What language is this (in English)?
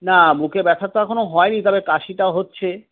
Bangla